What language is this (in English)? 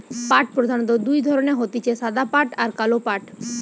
Bangla